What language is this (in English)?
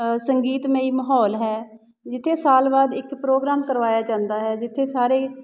Punjabi